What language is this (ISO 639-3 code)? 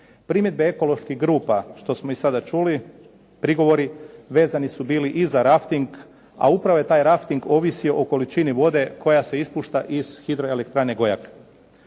hrv